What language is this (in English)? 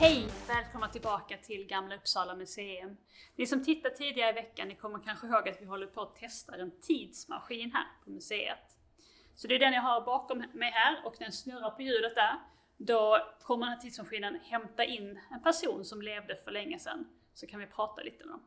Swedish